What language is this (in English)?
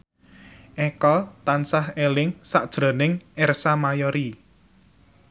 Javanese